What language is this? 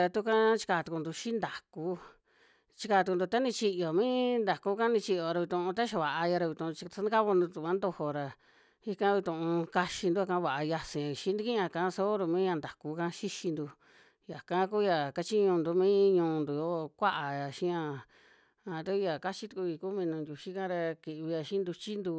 Western Juxtlahuaca Mixtec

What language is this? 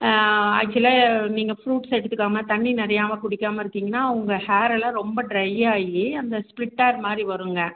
Tamil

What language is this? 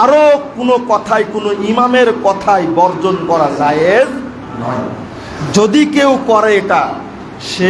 Indonesian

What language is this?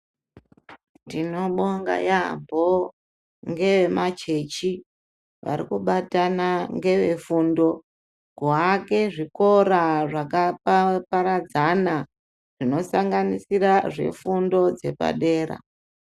Ndau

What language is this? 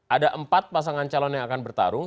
Indonesian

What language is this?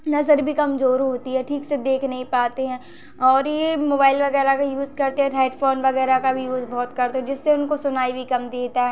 Hindi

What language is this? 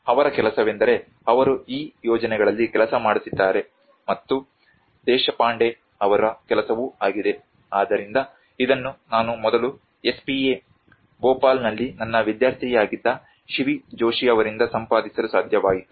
Kannada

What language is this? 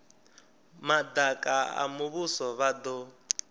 Venda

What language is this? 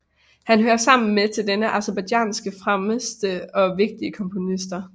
Danish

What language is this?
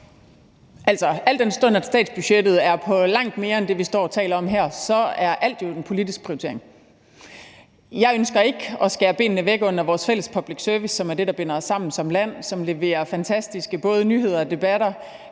Danish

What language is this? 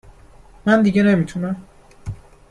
Persian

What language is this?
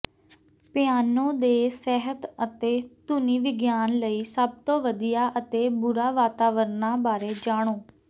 Punjabi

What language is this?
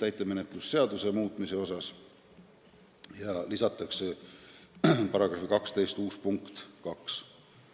Estonian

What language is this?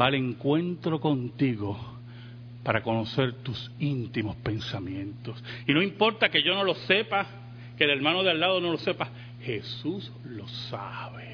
Spanish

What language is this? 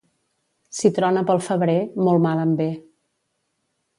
Catalan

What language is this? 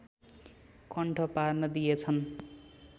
Nepali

